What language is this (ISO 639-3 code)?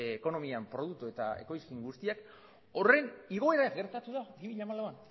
eus